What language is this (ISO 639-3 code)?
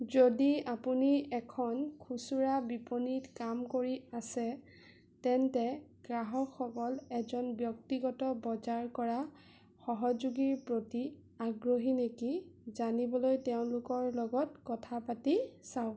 asm